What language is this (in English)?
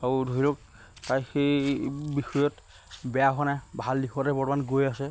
Assamese